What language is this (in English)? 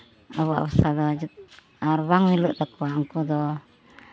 Santali